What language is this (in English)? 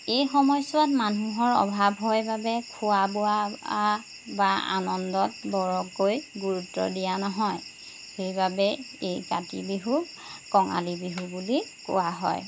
Assamese